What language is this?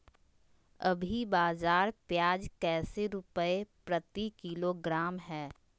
Magahi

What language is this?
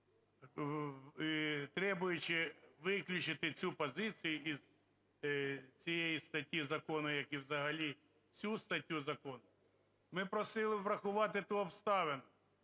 Ukrainian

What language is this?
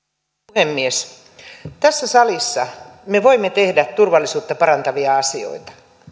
Finnish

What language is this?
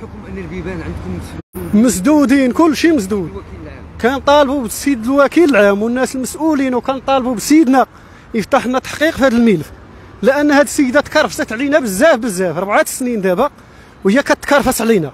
Arabic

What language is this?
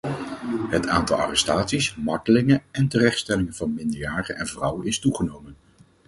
Dutch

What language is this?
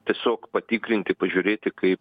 Lithuanian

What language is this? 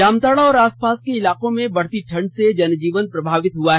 Hindi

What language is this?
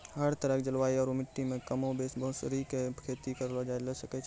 Maithili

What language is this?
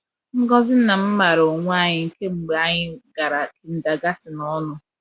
Igbo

